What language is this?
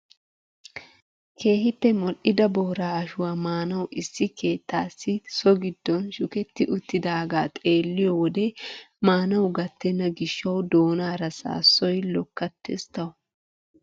Wolaytta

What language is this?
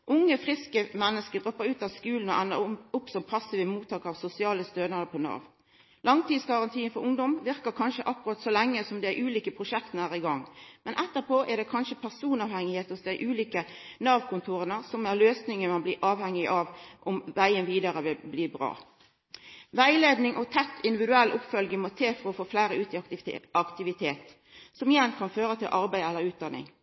Norwegian Nynorsk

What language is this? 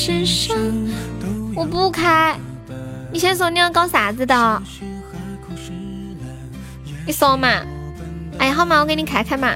Chinese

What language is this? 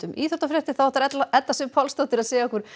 Icelandic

